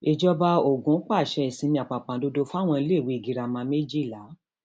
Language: Yoruba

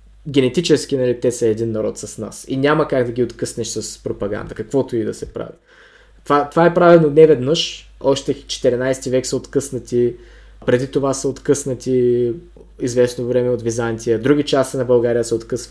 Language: Bulgarian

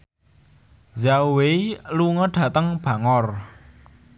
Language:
Javanese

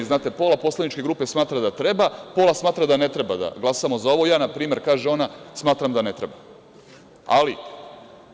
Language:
Serbian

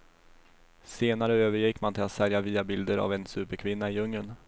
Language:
Swedish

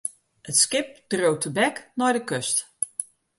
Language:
Western Frisian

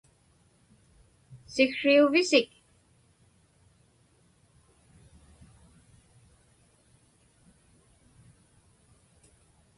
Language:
Inupiaq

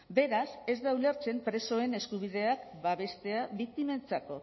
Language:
Basque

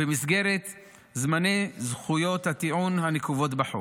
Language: Hebrew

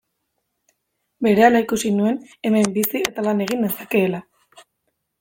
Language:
Basque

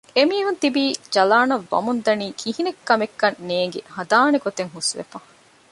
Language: Divehi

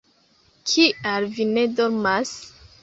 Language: Esperanto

